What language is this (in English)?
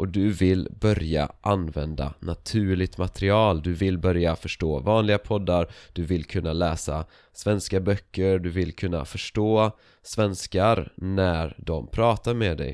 Swedish